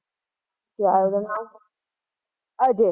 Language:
Punjabi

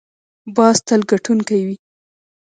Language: Pashto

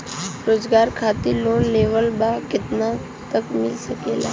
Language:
Bhojpuri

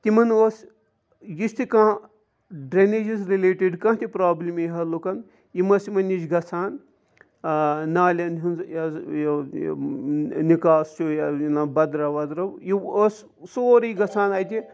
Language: Kashmiri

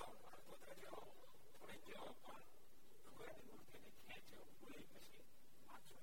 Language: Gujarati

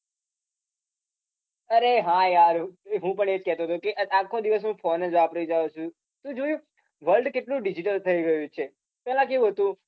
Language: Gujarati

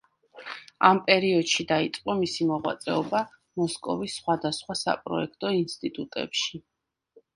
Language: Georgian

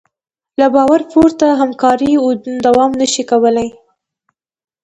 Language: Pashto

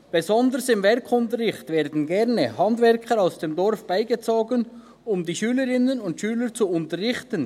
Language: Swiss German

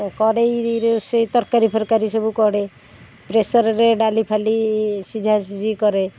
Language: Odia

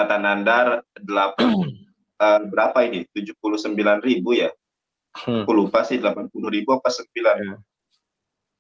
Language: Indonesian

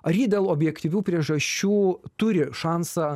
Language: Lithuanian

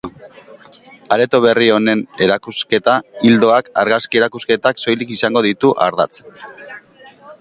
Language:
Basque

